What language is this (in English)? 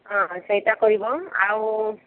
Odia